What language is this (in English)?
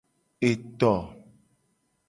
Gen